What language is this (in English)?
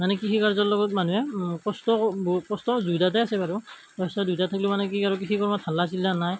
Assamese